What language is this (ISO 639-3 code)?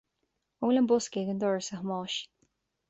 gle